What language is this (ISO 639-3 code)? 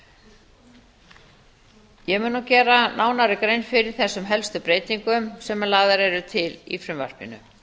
isl